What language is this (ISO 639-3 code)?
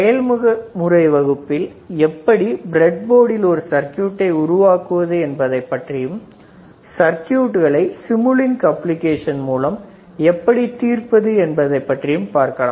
tam